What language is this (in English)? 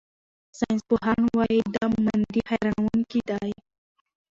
Pashto